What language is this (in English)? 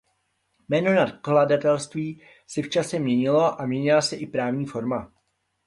Czech